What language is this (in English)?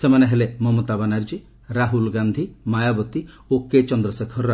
Odia